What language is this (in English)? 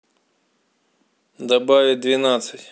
Russian